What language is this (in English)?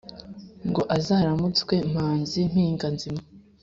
Kinyarwanda